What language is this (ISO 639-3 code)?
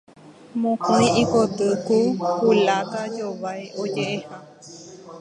grn